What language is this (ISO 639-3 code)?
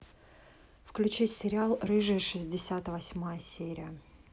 rus